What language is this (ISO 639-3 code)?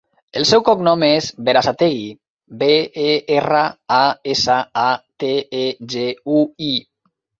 cat